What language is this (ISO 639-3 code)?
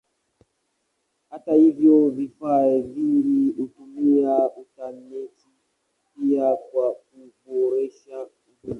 swa